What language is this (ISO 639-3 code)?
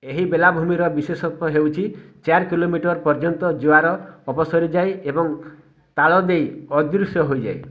ori